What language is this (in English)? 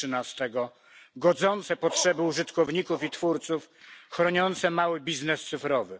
Polish